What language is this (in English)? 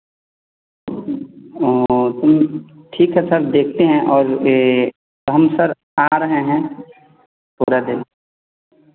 Hindi